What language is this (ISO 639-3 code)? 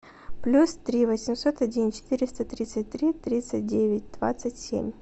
rus